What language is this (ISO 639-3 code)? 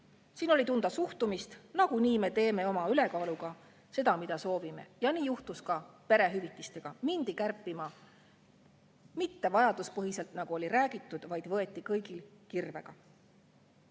est